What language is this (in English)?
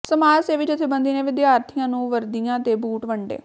Punjabi